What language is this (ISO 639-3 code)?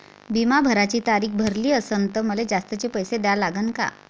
mar